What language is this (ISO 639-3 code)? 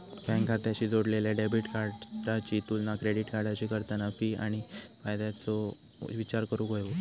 mar